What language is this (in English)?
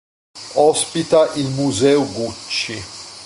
Italian